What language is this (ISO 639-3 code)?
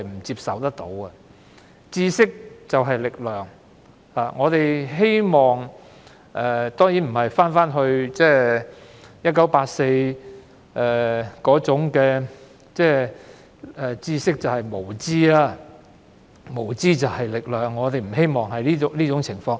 yue